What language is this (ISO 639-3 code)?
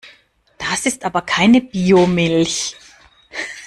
deu